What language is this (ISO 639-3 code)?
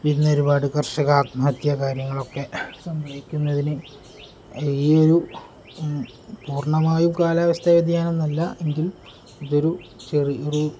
mal